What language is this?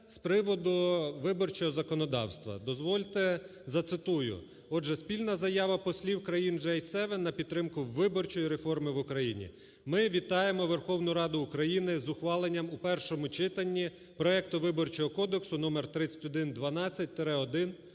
Ukrainian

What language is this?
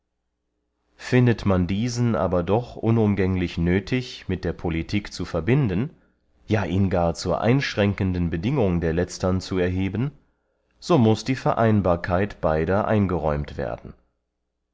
German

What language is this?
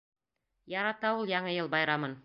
Bashkir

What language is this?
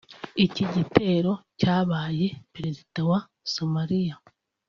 Kinyarwanda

